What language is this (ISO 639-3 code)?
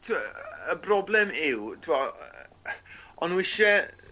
cym